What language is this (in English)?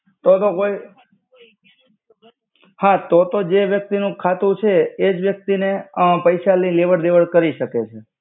Gujarati